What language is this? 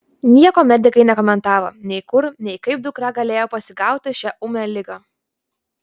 Lithuanian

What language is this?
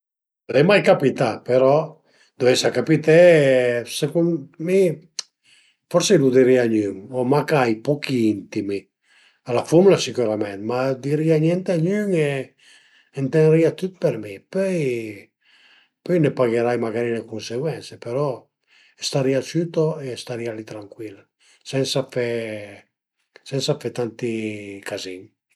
Piedmontese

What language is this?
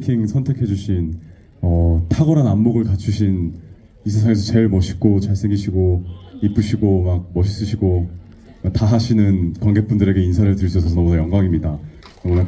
Korean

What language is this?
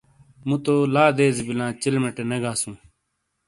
Shina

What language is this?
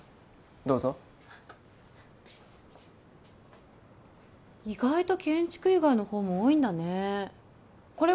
Japanese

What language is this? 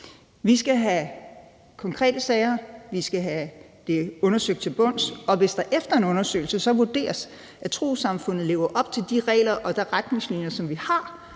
Danish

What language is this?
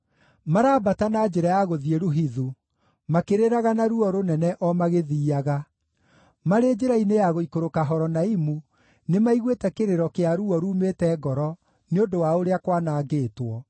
Kikuyu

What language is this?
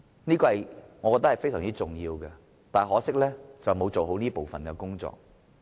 Cantonese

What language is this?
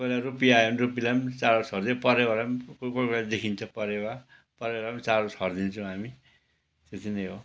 Nepali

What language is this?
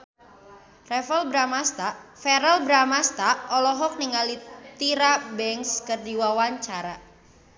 Sundanese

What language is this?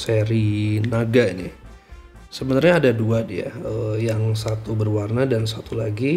Indonesian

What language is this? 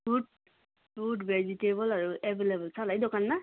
Nepali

